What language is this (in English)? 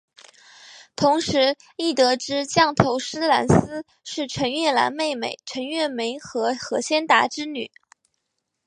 Chinese